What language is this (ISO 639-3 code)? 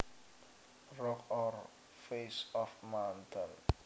jav